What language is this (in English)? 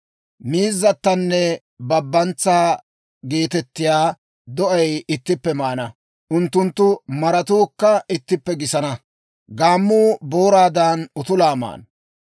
Dawro